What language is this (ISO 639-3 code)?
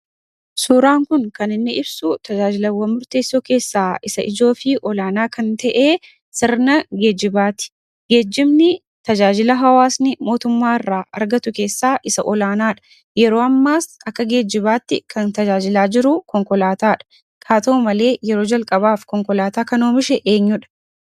orm